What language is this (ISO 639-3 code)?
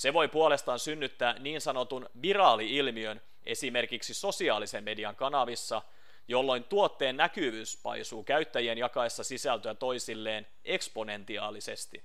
fin